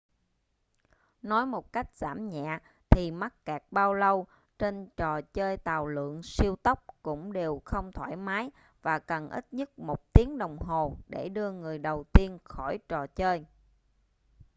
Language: Vietnamese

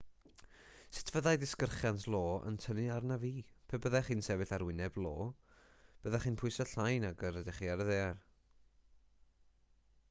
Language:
Welsh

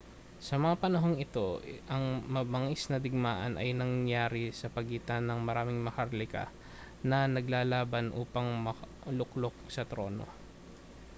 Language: Filipino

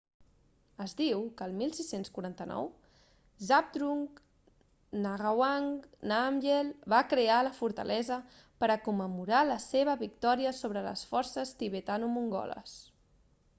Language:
Catalan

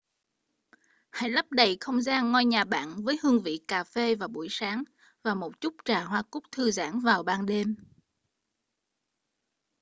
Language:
Vietnamese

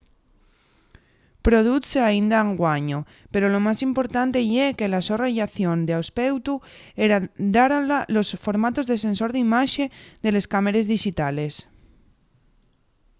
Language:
Asturian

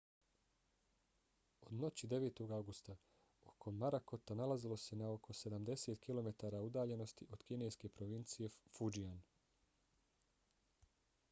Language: Bosnian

